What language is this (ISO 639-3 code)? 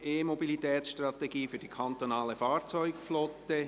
gsw